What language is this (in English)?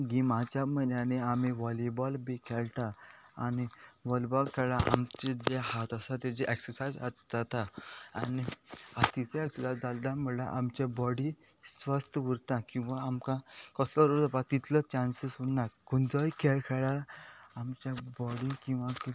Konkani